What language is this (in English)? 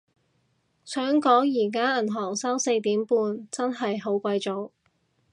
Cantonese